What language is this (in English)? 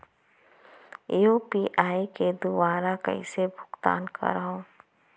Chhattisgarhi